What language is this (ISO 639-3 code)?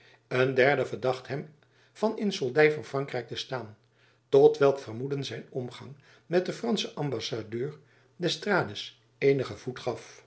nld